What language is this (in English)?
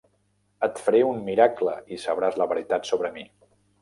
Catalan